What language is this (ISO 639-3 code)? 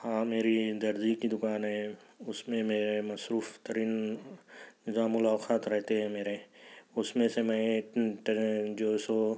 urd